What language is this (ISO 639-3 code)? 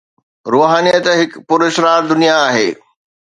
snd